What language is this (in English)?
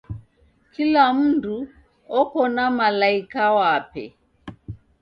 Taita